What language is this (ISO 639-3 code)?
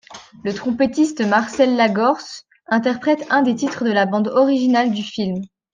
fra